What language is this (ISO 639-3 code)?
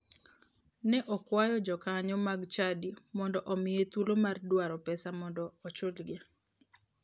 luo